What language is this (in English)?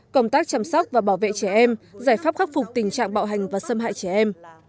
Vietnamese